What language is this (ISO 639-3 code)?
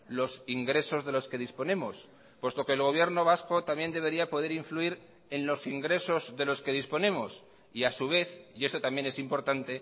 spa